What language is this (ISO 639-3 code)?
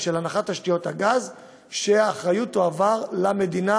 heb